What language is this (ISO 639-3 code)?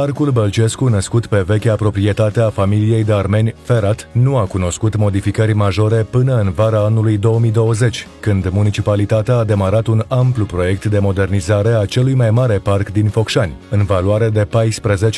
ron